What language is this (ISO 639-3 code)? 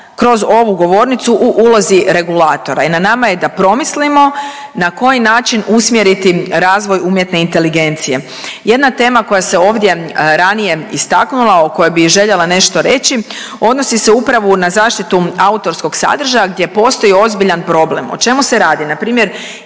hrv